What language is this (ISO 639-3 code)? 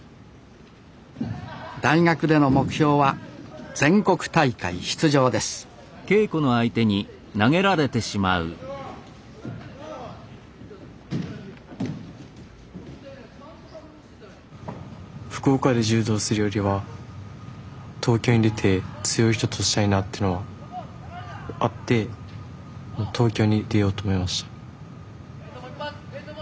jpn